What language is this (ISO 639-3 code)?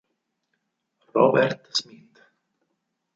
ita